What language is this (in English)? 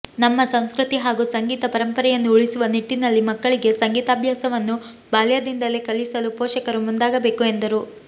Kannada